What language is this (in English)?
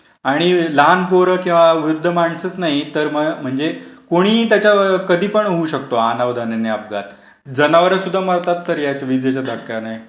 Marathi